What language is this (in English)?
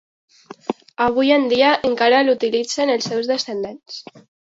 Catalan